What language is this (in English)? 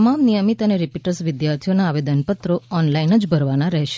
Gujarati